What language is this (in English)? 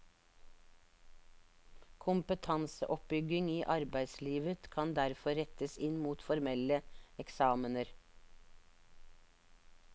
Norwegian